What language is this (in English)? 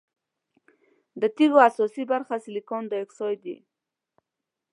Pashto